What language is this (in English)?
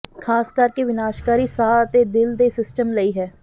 Punjabi